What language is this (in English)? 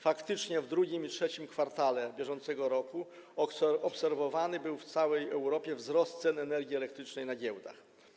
Polish